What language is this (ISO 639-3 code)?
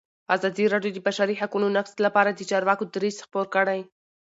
pus